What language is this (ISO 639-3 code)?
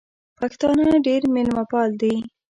pus